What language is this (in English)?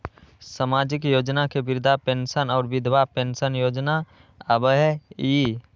Magahi